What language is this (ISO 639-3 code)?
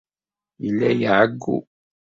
kab